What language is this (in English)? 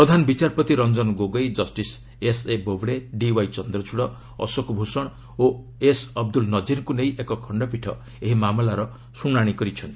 Odia